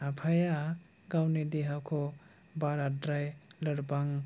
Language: Bodo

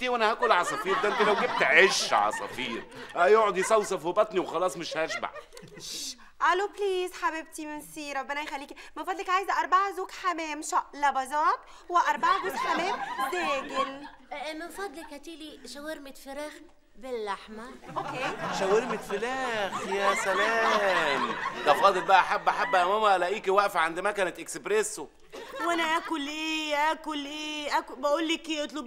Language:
Arabic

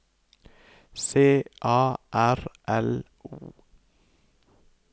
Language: Norwegian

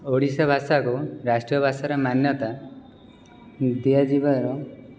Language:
Odia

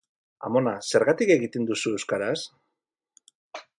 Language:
Basque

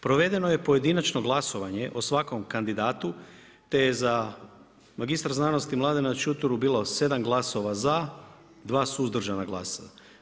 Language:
Croatian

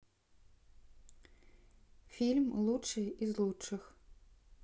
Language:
Russian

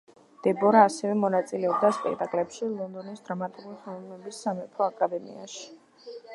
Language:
Georgian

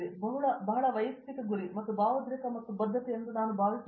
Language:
Kannada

